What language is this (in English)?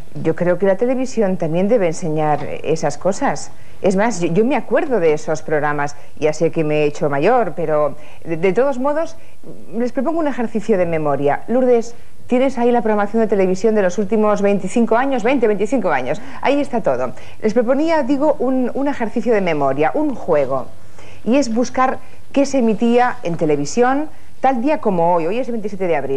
Spanish